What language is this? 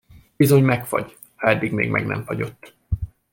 Hungarian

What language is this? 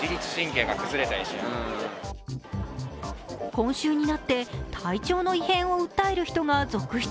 Japanese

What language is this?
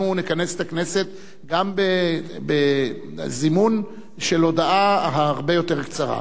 Hebrew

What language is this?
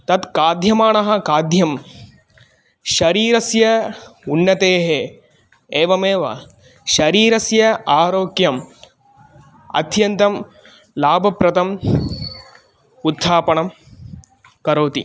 Sanskrit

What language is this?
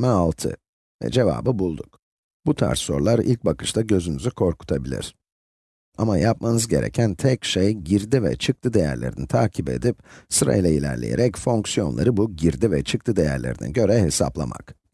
Turkish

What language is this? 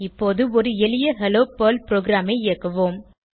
Tamil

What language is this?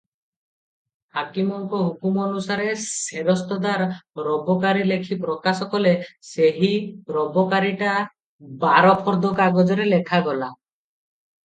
Odia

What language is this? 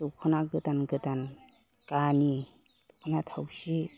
Bodo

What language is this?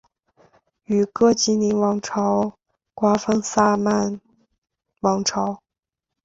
Chinese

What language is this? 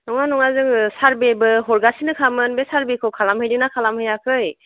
Bodo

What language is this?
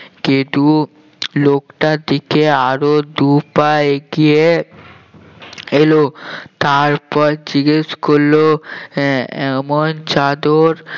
Bangla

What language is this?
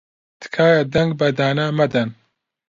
Central Kurdish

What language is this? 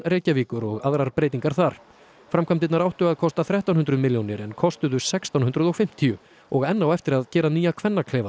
Icelandic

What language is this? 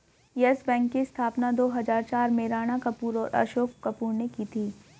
Hindi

